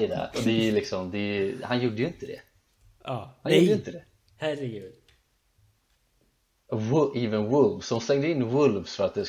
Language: Swedish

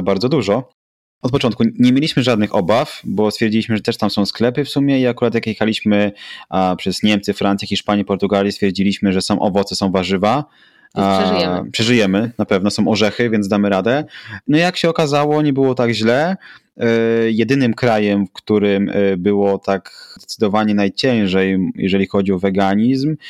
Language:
Polish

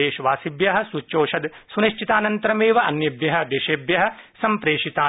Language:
Sanskrit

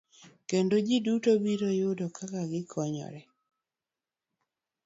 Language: Luo (Kenya and Tanzania)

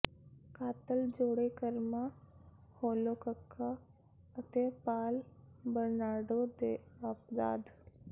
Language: Punjabi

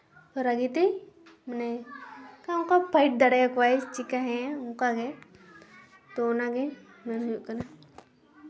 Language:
Santali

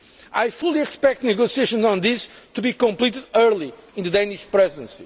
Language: English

